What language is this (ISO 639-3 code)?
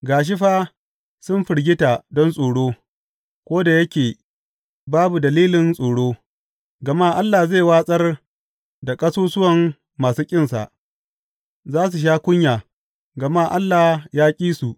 hau